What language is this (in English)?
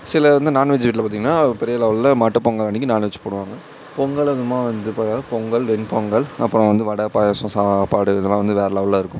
Tamil